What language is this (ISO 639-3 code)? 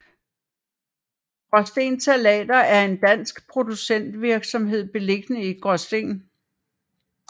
dan